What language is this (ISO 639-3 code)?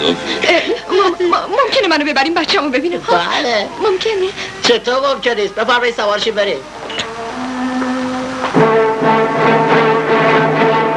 fas